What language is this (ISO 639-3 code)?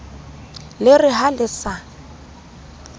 sot